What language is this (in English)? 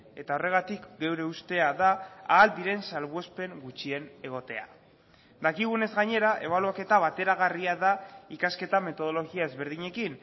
Basque